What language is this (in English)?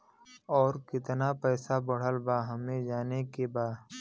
Bhojpuri